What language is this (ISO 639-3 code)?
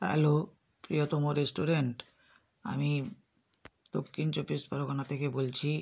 ben